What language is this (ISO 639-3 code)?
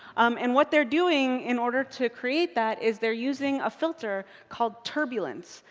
eng